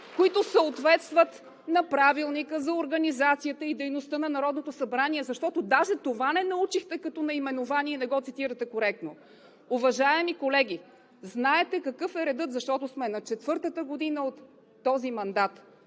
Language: Bulgarian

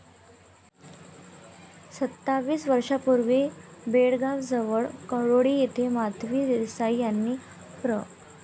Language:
Marathi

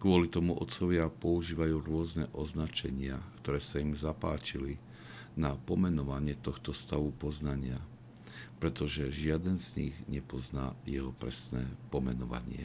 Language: Slovak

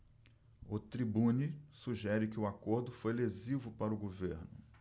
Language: Portuguese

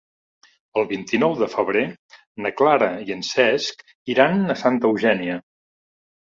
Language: Catalan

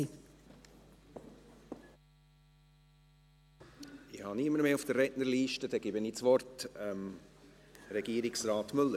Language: Swiss German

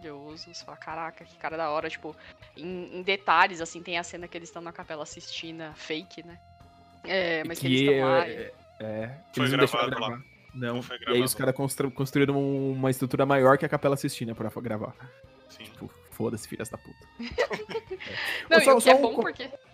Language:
Portuguese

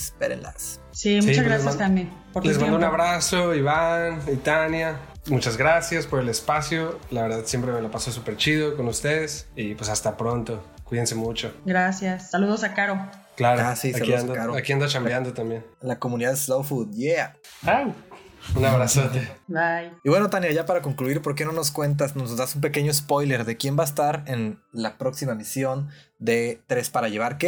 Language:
Spanish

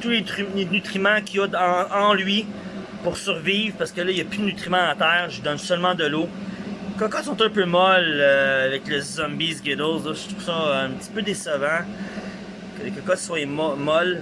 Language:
French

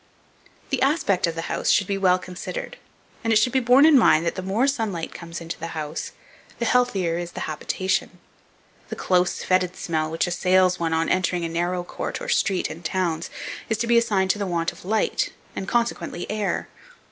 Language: English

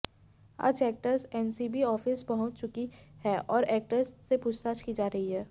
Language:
Hindi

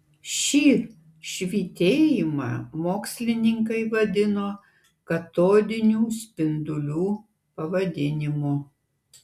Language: Lithuanian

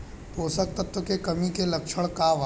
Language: Bhojpuri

